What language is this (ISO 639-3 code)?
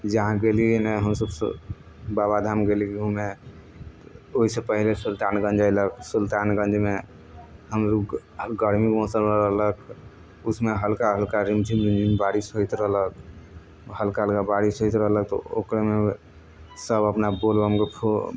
mai